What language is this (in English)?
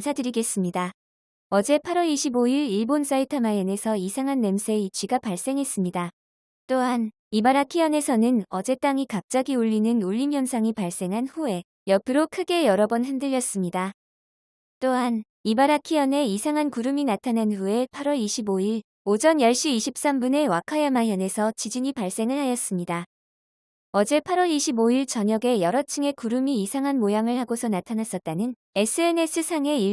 Korean